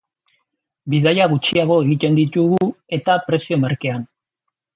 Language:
Basque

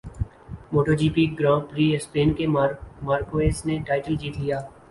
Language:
Urdu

